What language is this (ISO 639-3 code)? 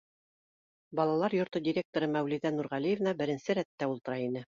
bak